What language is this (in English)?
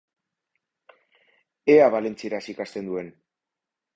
Basque